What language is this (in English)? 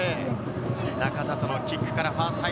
Japanese